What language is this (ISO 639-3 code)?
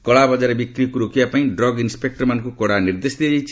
ori